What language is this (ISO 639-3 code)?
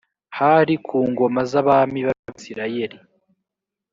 kin